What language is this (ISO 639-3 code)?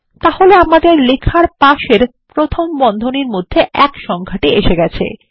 ben